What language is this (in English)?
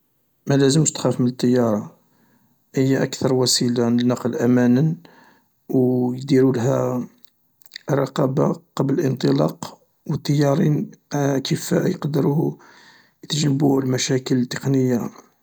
Algerian Arabic